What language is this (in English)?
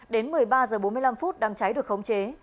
Vietnamese